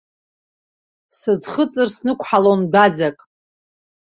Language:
Abkhazian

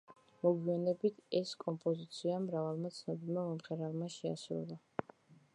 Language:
Georgian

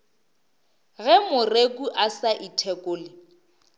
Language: Northern Sotho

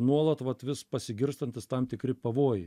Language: Lithuanian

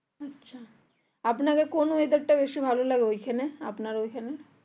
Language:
Bangla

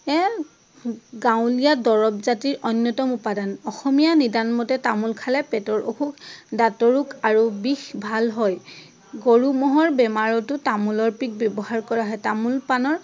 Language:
Assamese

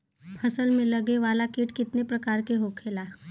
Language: Bhojpuri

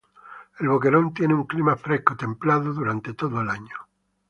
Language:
Spanish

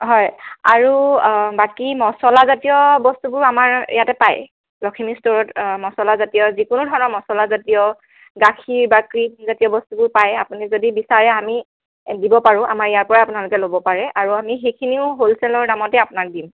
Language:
Assamese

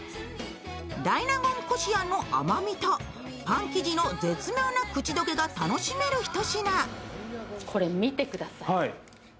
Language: Japanese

